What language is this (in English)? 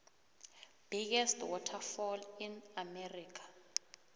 South Ndebele